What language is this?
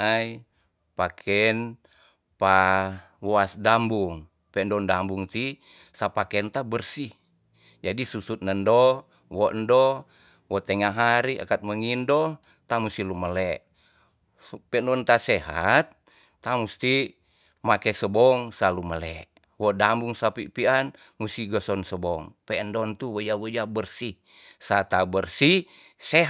Tonsea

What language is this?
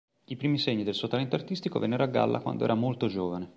Italian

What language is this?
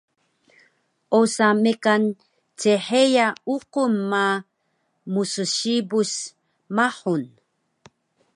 Taroko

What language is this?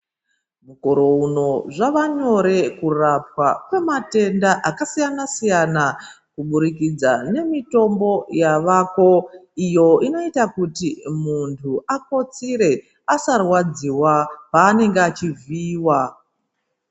Ndau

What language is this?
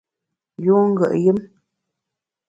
Bamun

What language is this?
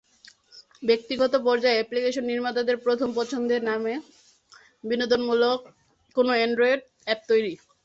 Bangla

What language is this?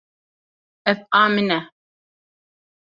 Kurdish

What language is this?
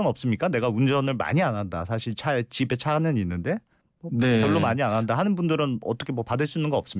Korean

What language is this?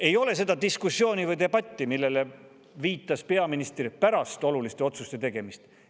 Estonian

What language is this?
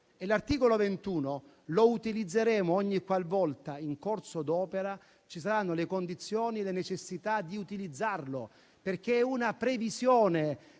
Italian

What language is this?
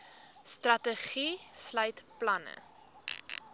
Afrikaans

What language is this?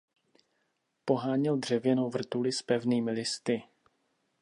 Czech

